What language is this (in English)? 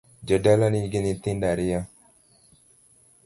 Luo (Kenya and Tanzania)